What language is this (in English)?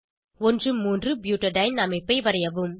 Tamil